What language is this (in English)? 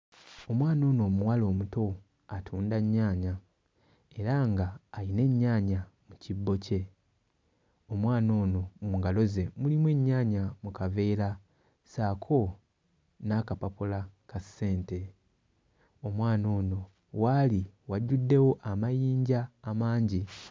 Ganda